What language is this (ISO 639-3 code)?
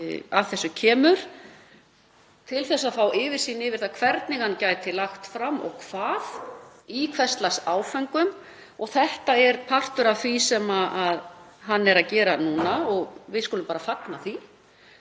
isl